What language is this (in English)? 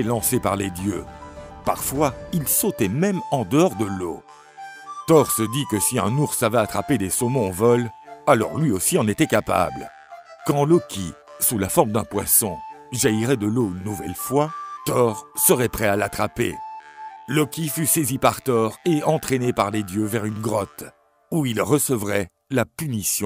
French